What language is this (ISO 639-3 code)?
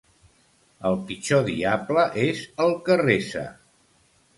cat